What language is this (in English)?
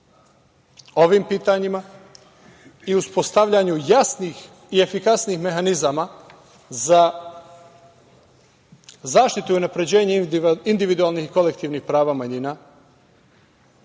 Serbian